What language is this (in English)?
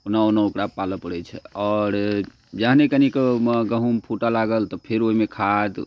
Maithili